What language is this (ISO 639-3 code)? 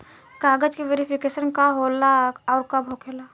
bho